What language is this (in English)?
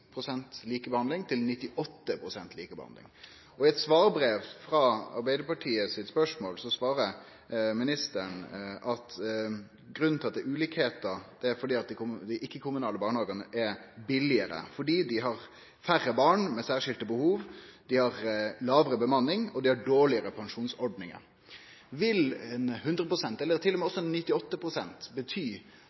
Norwegian Nynorsk